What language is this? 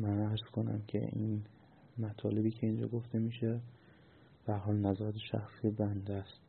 Persian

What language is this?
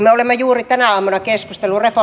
Finnish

